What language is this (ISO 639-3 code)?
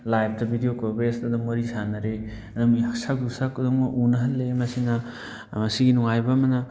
mni